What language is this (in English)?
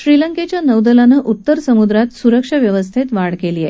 Marathi